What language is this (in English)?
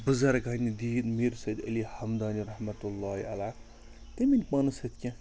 Kashmiri